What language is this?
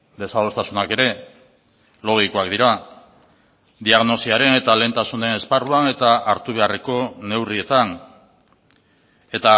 Basque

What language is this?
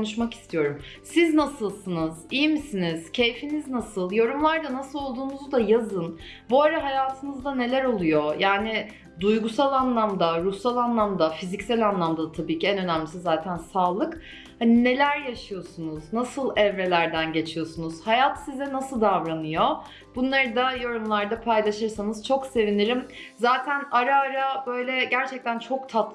Turkish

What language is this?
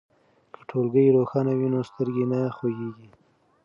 Pashto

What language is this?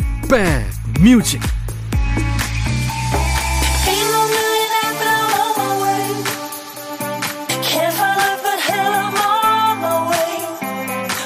Korean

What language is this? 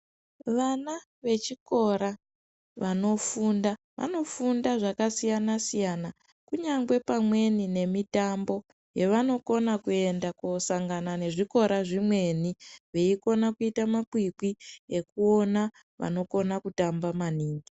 Ndau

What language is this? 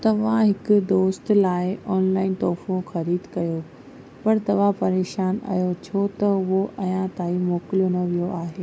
Sindhi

